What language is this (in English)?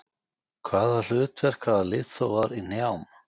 Icelandic